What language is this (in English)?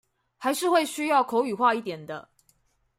Chinese